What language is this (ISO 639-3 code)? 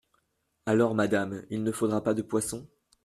fra